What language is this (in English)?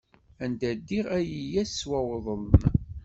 Kabyle